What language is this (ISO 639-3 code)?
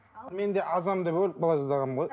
kaz